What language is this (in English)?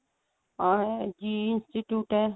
Punjabi